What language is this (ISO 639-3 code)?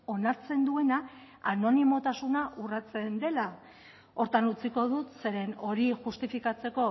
eus